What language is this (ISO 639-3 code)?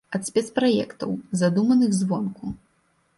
bel